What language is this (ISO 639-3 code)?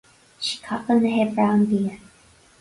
gle